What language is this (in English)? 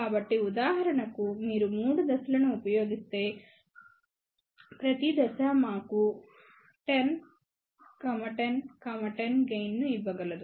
Telugu